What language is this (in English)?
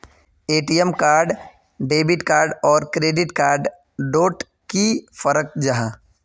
Magahi